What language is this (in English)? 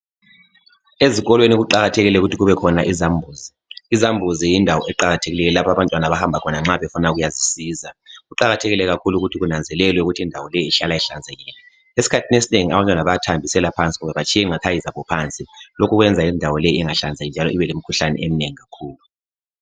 North Ndebele